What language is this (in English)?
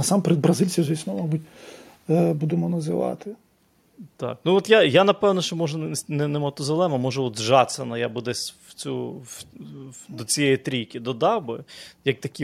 Ukrainian